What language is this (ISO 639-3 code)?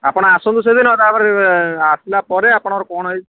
ori